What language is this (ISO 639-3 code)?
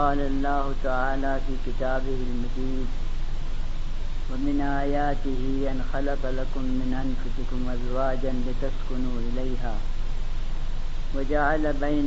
urd